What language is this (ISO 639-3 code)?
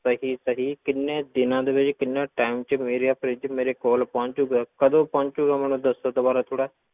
pan